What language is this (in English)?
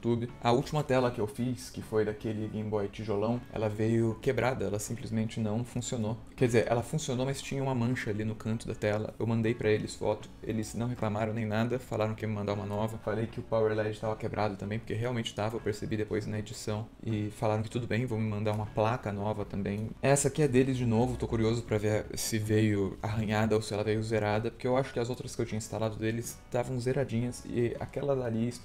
Portuguese